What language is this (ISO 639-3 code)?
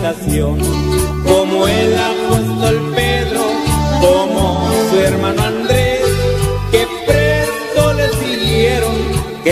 spa